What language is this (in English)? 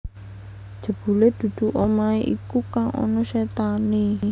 Javanese